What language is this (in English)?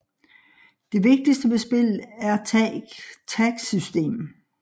Danish